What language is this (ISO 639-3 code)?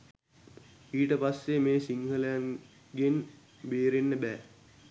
sin